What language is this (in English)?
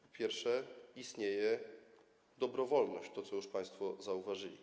Polish